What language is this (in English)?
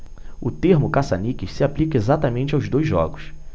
Portuguese